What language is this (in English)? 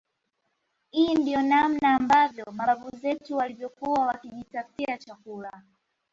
Swahili